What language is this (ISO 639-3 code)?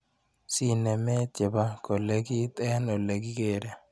kln